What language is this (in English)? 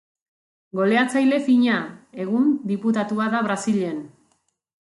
Basque